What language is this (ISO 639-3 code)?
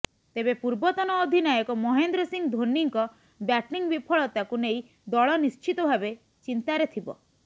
ori